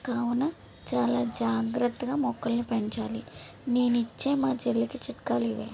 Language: Telugu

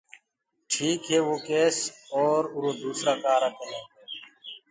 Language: Gurgula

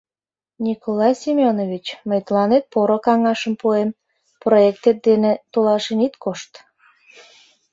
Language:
Mari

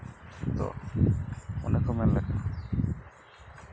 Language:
Santali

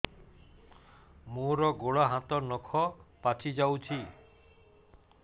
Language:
Odia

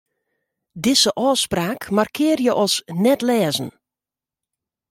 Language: Western Frisian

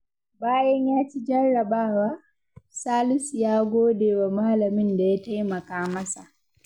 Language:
Hausa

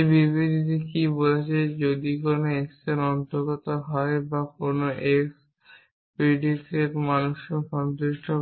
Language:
Bangla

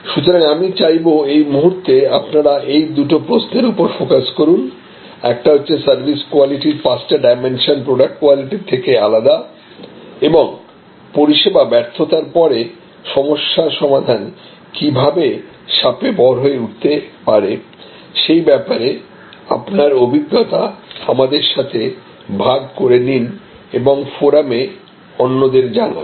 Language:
Bangla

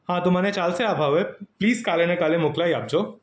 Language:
Gujarati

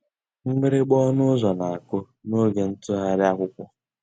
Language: Igbo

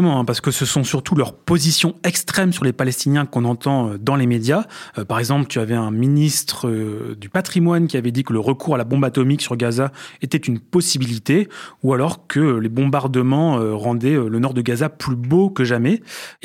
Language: French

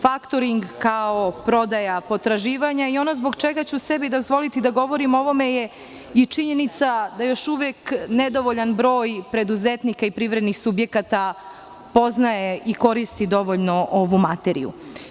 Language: Serbian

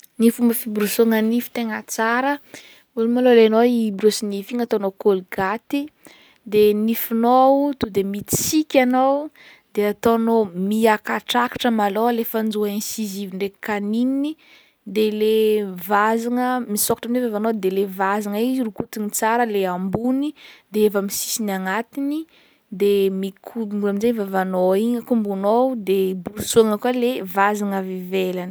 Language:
Northern Betsimisaraka Malagasy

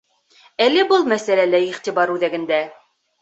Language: Bashkir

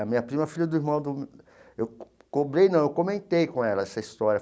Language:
Portuguese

